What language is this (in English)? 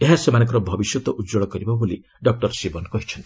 Odia